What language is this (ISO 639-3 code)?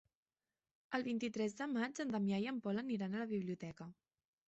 cat